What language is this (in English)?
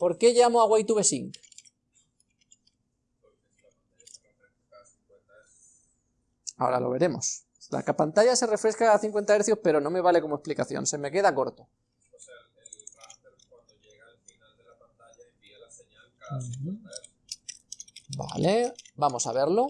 Spanish